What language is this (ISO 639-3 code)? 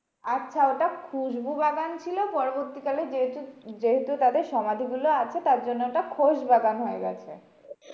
ben